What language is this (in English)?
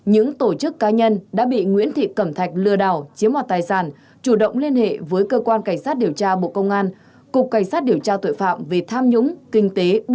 Vietnamese